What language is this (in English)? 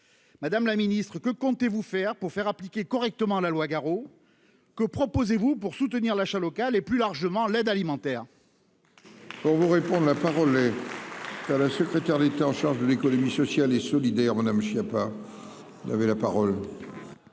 French